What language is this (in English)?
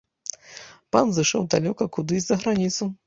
Belarusian